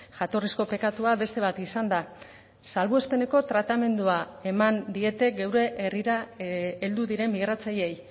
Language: Basque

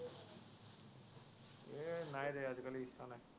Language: Assamese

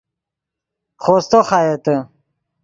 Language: Yidgha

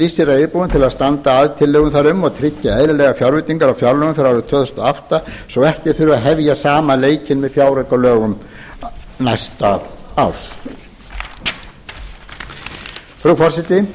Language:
Icelandic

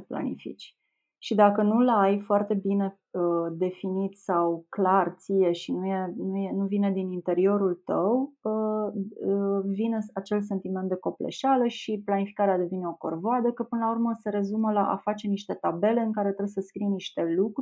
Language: Romanian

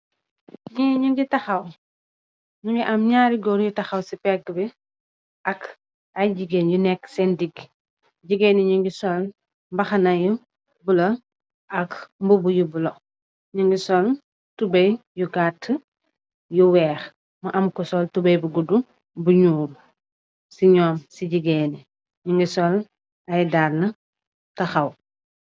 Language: Wolof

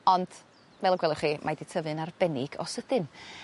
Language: Welsh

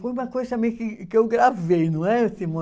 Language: Portuguese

